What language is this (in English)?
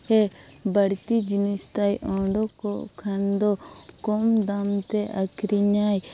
Santali